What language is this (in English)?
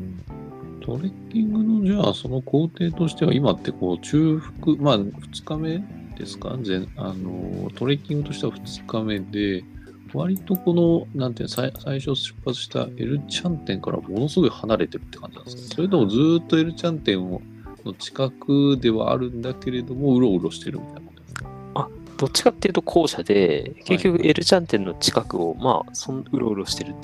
Japanese